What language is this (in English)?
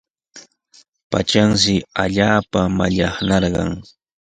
Sihuas Ancash Quechua